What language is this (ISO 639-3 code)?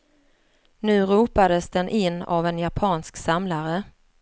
swe